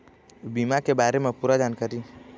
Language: Chhattisgarhi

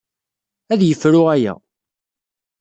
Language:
Kabyle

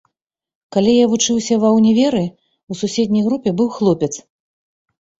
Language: Belarusian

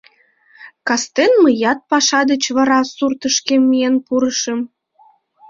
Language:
Mari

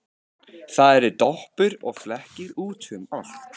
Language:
Icelandic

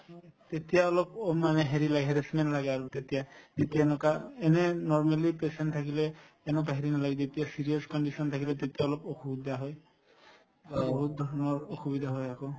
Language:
Assamese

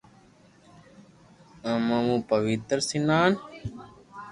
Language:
Loarki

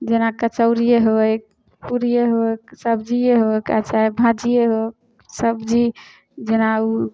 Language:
Maithili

